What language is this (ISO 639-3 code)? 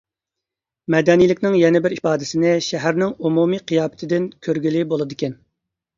uig